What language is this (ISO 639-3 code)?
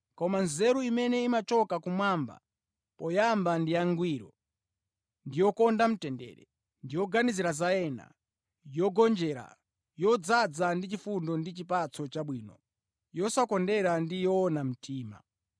nya